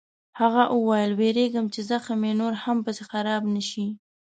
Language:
Pashto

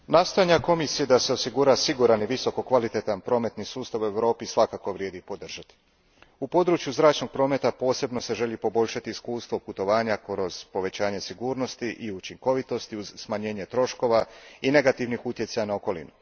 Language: Croatian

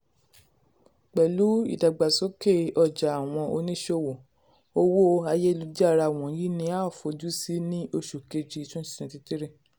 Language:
Yoruba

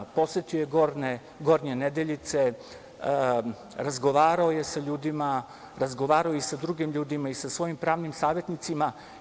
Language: Serbian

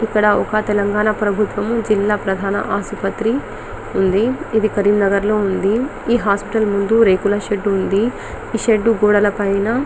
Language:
Telugu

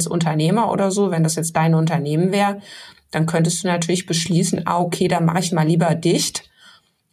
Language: German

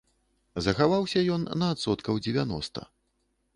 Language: Belarusian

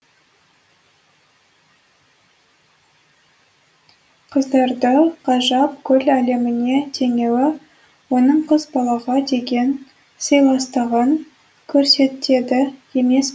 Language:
Kazakh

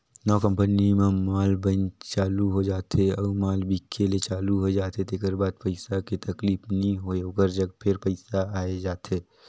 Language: Chhattisgarhi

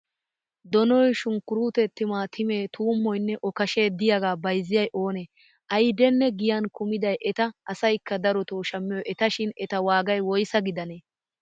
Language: Wolaytta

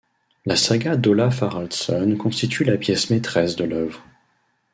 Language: French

